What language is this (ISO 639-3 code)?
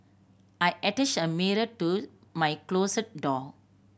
eng